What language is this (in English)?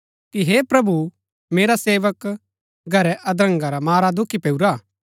Gaddi